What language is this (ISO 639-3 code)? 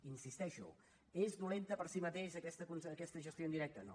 cat